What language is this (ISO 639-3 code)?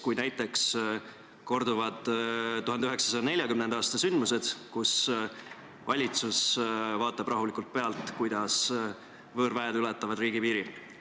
est